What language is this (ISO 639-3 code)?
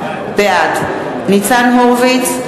heb